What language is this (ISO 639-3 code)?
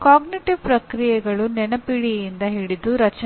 kan